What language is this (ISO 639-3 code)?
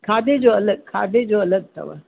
snd